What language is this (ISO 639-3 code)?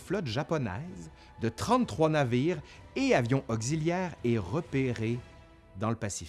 fra